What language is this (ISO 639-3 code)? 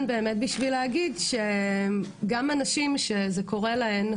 heb